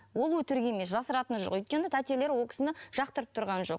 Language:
Kazakh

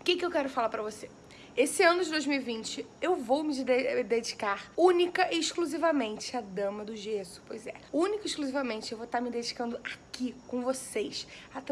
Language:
Portuguese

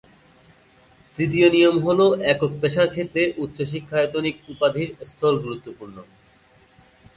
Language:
Bangla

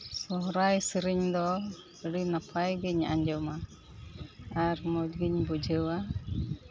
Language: Santali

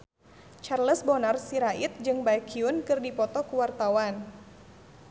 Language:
Sundanese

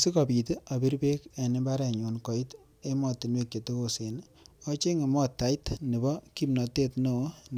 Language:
Kalenjin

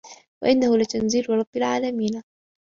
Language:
Arabic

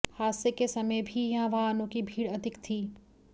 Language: Hindi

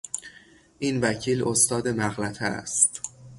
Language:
Persian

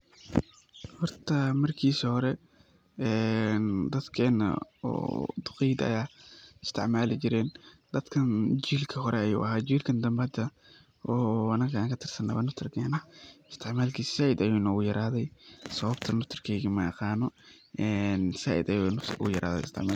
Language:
Somali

